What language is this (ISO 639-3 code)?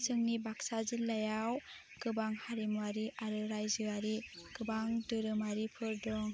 brx